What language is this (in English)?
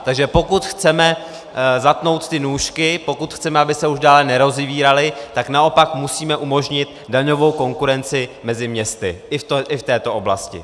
Czech